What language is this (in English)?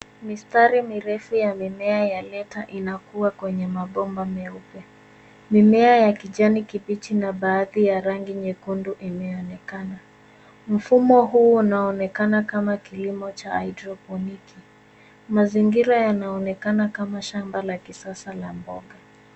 Swahili